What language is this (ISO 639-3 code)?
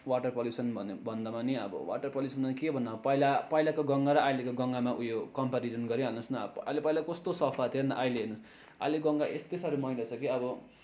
nep